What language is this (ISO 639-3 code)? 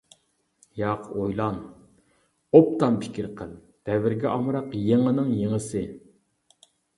uig